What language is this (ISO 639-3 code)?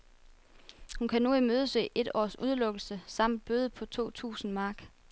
dan